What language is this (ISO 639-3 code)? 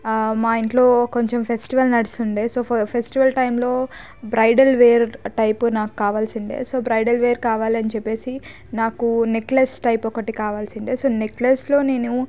tel